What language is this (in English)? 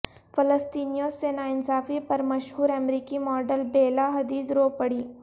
Urdu